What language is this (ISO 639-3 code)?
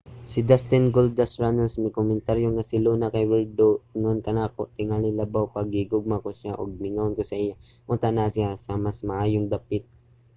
ceb